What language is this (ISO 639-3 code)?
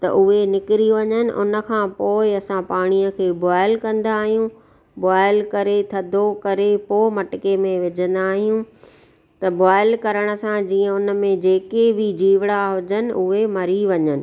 snd